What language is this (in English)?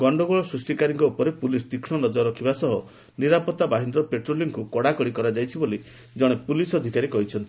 Odia